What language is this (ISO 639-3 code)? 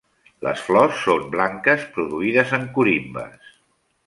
cat